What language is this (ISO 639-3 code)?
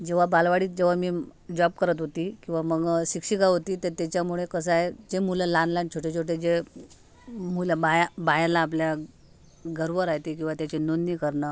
mar